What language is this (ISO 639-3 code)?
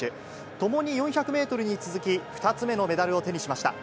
jpn